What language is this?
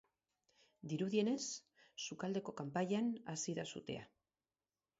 Basque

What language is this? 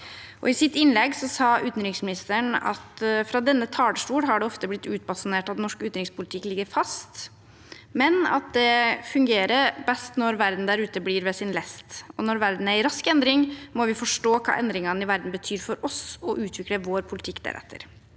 Norwegian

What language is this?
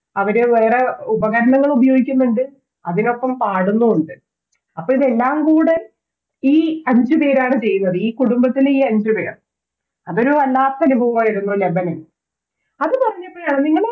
Malayalam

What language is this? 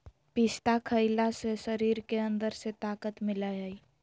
Magahi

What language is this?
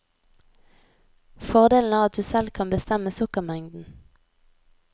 Norwegian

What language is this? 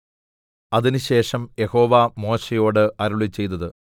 Malayalam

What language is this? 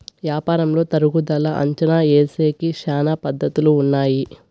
Telugu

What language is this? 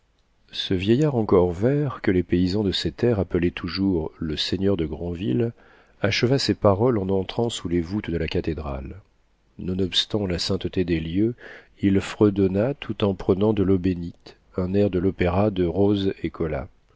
French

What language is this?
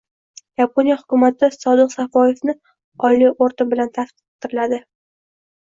Uzbek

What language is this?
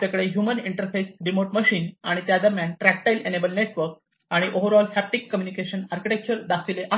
Marathi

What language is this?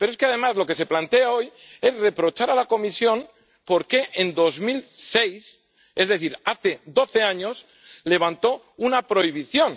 Spanish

